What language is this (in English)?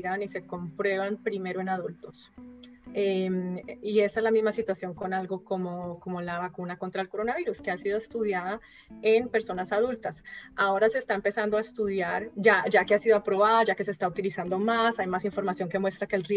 Spanish